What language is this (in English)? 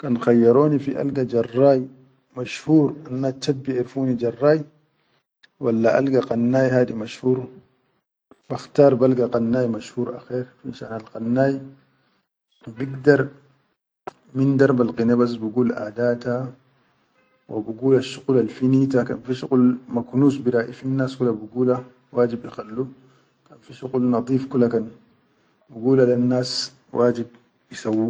Chadian Arabic